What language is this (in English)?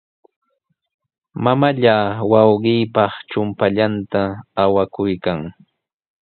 Sihuas Ancash Quechua